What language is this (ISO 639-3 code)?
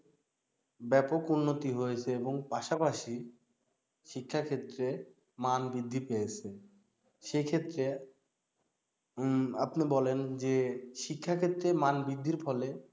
ben